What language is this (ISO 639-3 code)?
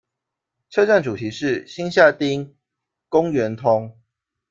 zho